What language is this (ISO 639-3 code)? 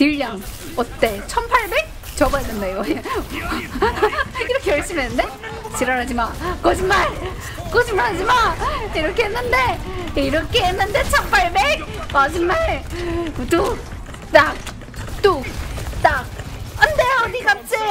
kor